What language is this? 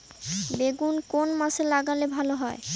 Bangla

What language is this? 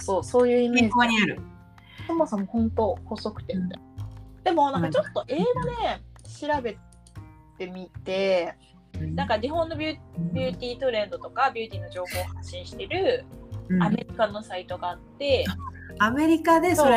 Japanese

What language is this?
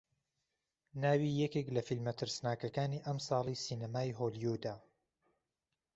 Central Kurdish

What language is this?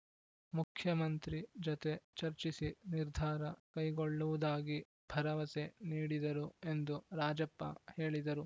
Kannada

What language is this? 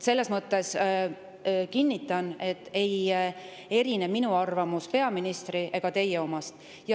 Estonian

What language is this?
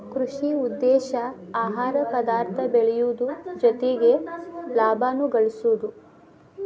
Kannada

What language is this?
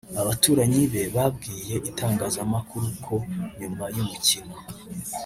Kinyarwanda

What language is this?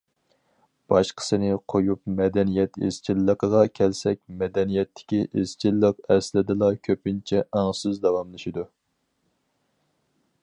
Uyghur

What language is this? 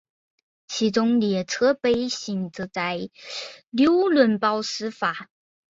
Chinese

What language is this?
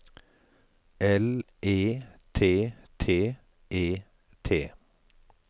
Norwegian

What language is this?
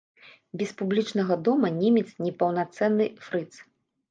Belarusian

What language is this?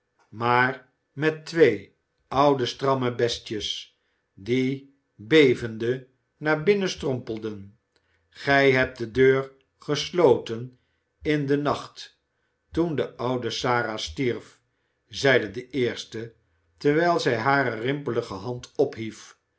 Dutch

